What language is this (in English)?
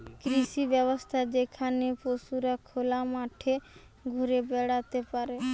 Bangla